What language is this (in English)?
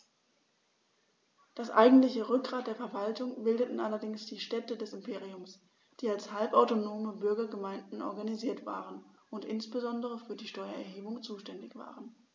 German